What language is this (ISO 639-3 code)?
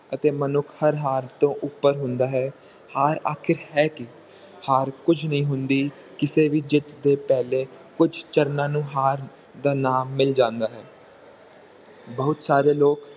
pan